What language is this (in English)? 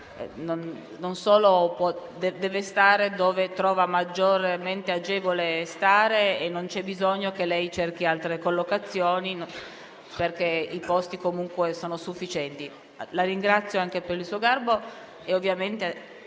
Italian